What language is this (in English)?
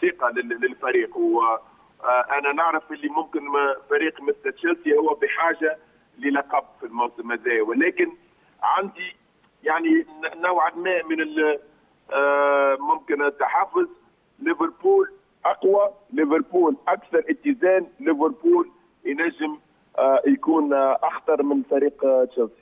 Arabic